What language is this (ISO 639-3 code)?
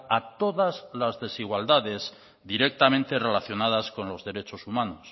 spa